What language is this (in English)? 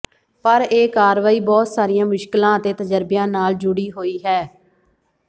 Punjabi